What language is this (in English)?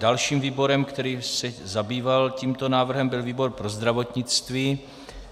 Czech